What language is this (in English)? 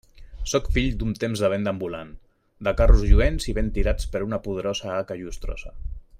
Catalan